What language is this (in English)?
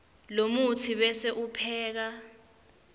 Swati